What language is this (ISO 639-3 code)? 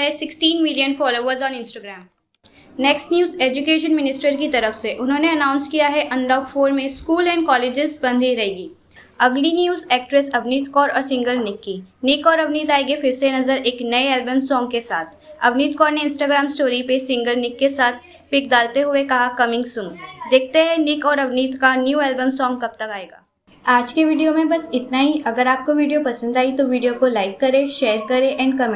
hin